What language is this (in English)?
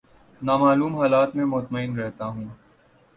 Urdu